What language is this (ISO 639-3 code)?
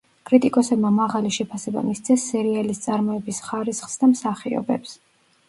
kat